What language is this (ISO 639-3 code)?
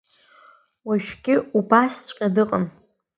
abk